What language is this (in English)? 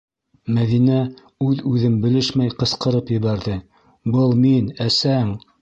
Bashkir